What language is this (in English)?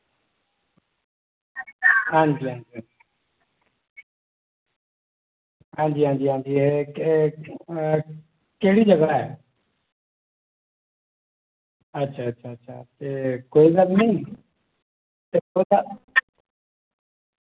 Dogri